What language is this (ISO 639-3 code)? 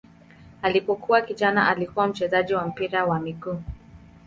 swa